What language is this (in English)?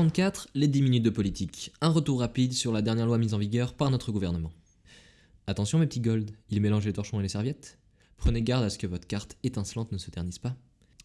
French